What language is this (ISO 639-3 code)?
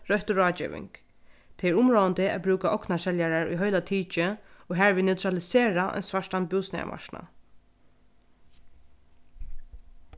fao